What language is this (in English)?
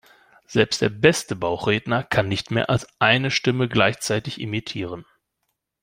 German